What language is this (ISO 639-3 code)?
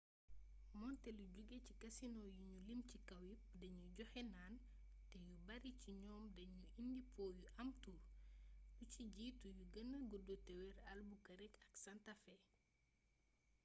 wol